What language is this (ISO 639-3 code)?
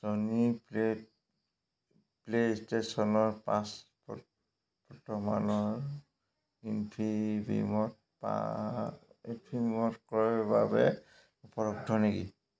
asm